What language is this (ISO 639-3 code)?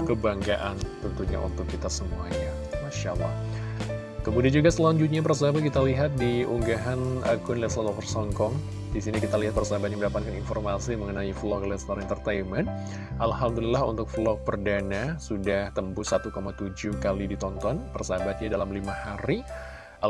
ind